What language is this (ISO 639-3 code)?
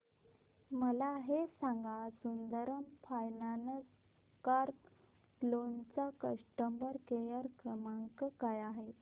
mar